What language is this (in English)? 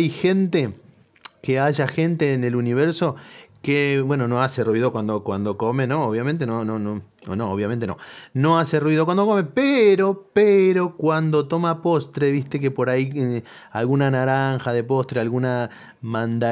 Spanish